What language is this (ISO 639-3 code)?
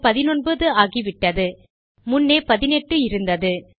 tam